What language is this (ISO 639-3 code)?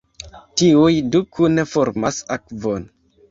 epo